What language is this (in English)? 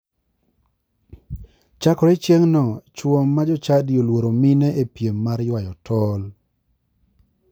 Luo (Kenya and Tanzania)